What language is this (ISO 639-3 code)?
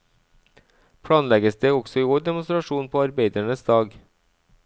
nor